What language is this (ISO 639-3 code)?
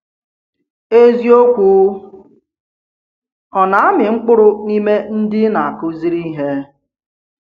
ibo